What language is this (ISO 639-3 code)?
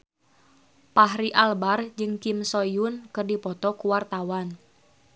sun